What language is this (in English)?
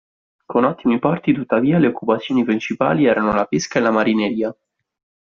Italian